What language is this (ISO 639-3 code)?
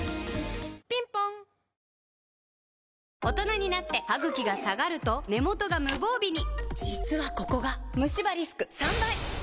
jpn